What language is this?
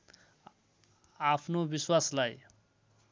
Nepali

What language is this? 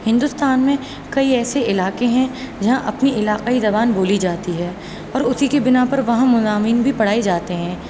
Urdu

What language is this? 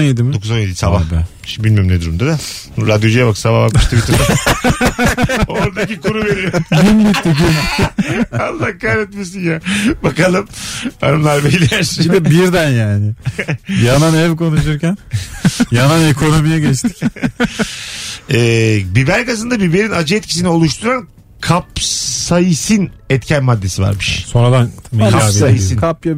Turkish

